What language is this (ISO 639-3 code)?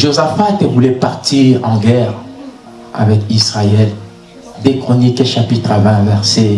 fra